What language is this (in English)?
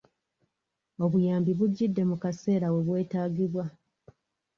Ganda